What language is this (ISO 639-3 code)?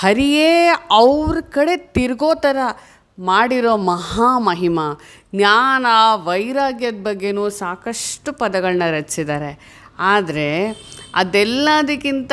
kan